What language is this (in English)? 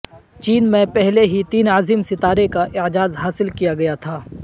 Urdu